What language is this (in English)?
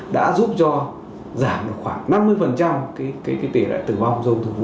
Vietnamese